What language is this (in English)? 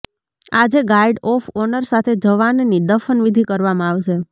Gujarati